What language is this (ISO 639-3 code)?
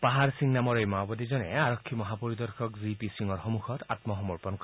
asm